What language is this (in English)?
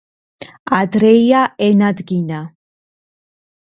Georgian